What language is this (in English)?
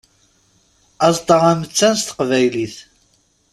Kabyle